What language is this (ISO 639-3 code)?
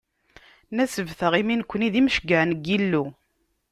kab